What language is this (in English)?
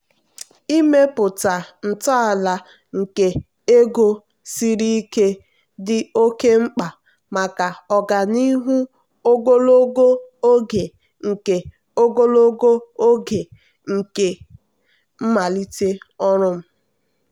Igbo